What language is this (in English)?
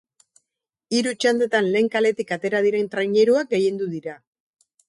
Basque